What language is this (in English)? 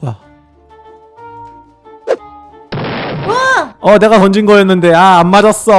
Korean